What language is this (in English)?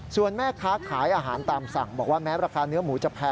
Thai